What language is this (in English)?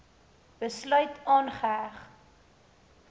Afrikaans